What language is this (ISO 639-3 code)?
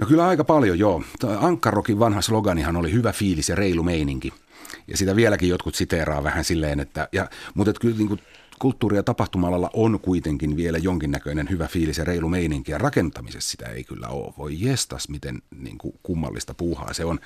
fin